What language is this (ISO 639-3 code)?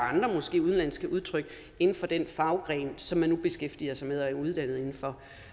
dan